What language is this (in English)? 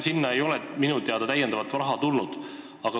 Estonian